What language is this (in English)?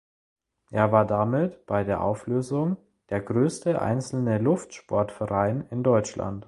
German